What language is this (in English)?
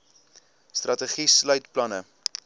Afrikaans